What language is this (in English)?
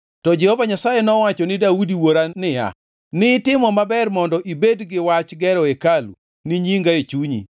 Luo (Kenya and Tanzania)